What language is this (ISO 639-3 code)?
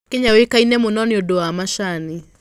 kik